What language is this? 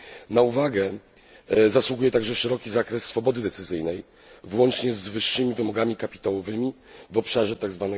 Polish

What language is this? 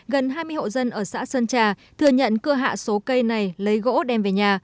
Vietnamese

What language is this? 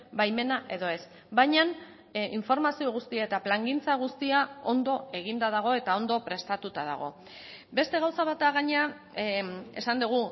Basque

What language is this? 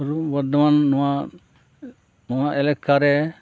Santali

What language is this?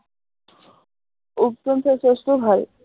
Assamese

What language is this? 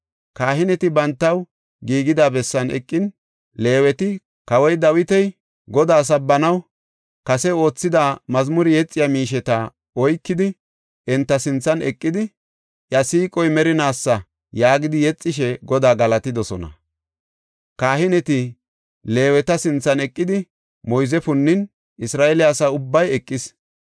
Gofa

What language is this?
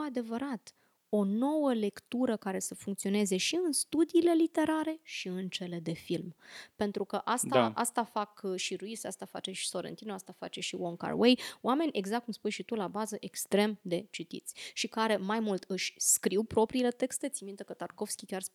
Romanian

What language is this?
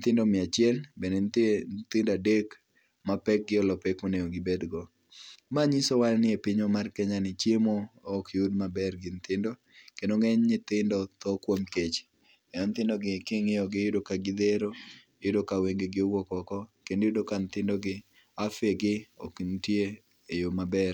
Luo (Kenya and Tanzania)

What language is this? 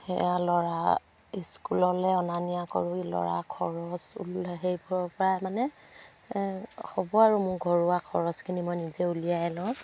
Assamese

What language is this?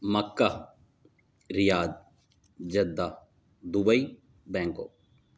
Urdu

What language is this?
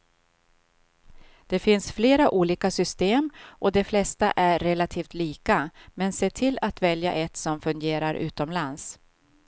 Swedish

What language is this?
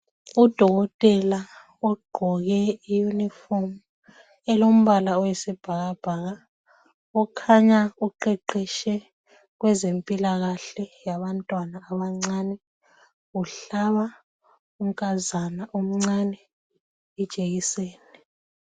North Ndebele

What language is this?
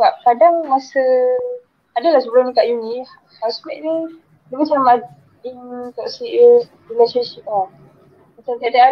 Malay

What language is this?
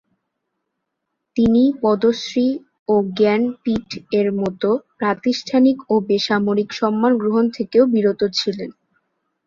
Bangla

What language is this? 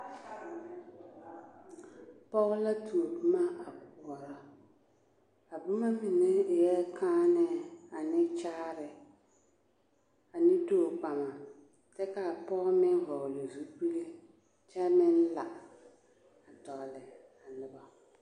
Southern Dagaare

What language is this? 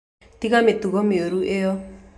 Kikuyu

